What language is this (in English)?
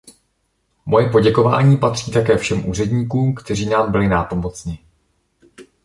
Czech